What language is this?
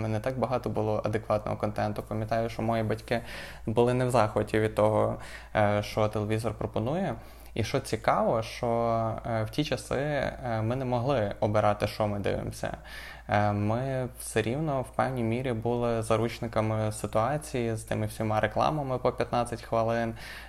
Ukrainian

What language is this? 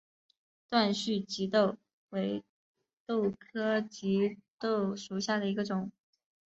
Chinese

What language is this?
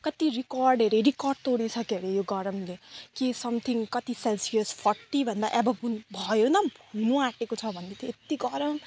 Nepali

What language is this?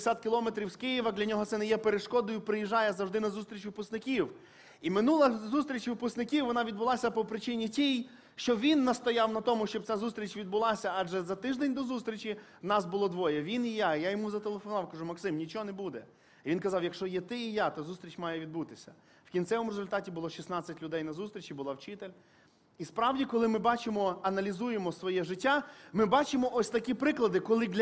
Ukrainian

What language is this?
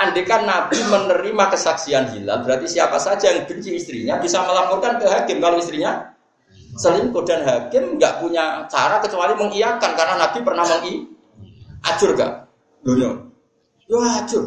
Indonesian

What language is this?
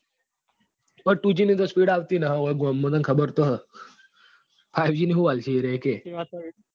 Gujarati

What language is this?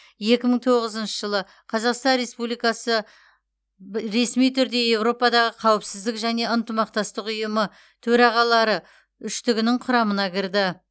Kazakh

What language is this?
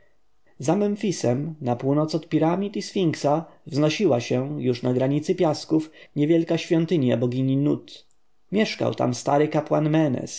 Polish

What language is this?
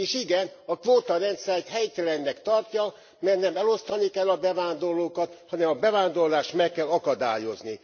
Hungarian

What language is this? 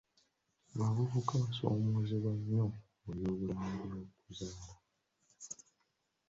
Ganda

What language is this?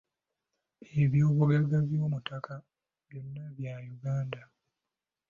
Ganda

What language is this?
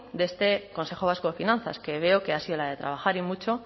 Spanish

